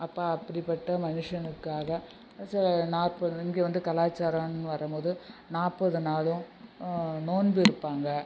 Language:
Tamil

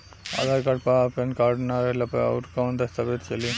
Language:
Bhojpuri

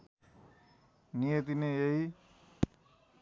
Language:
Nepali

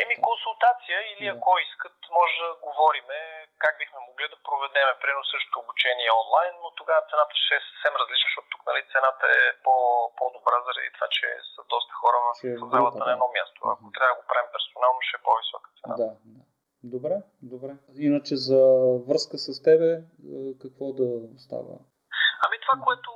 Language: Bulgarian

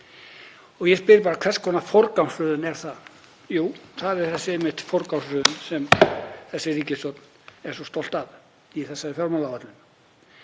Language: Icelandic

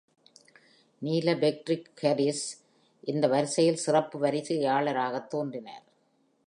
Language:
Tamil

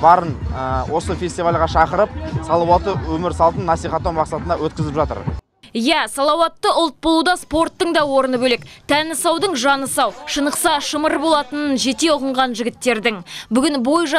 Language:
Russian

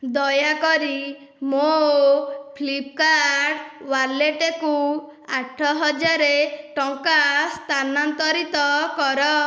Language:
Odia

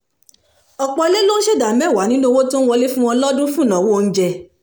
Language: Yoruba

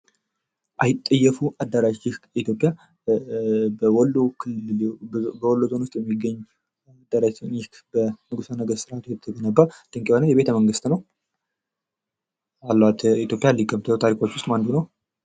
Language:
Amharic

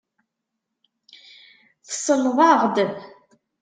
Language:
Kabyle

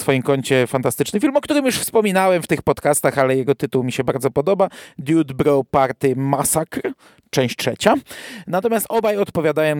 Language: Polish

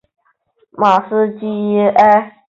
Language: Chinese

